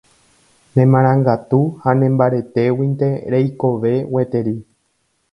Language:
Guarani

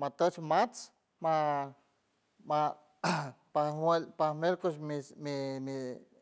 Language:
San Francisco Del Mar Huave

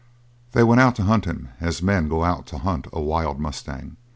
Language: English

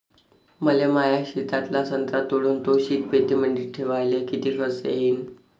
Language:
Marathi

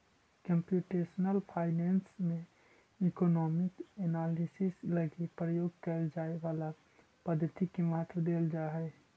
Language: Magahi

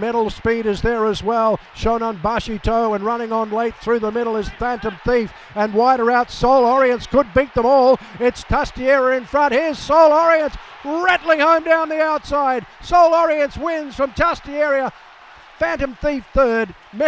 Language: English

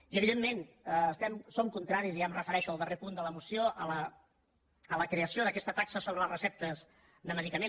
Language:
Catalan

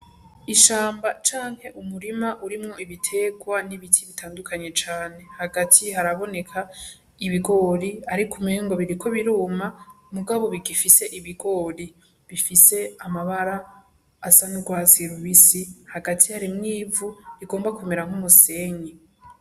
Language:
Rundi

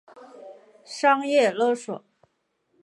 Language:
Chinese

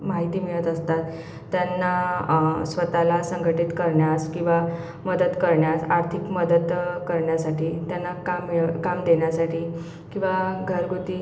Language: Marathi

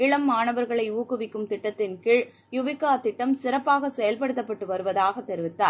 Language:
Tamil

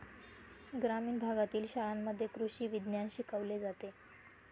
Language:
Marathi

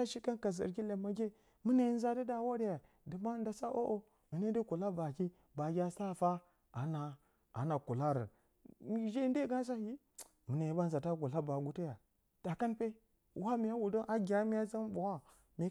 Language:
Bacama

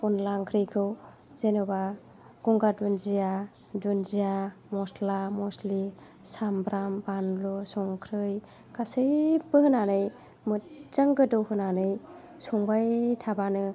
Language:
Bodo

